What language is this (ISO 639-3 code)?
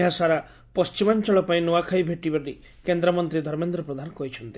ori